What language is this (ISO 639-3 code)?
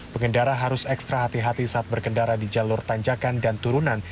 ind